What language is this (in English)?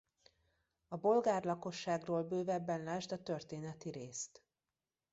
Hungarian